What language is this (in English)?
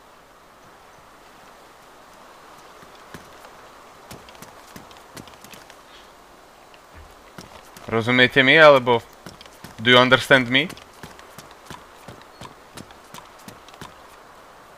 French